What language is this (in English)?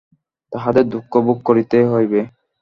Bangla